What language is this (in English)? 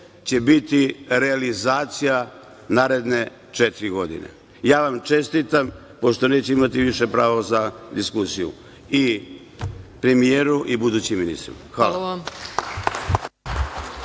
Serbian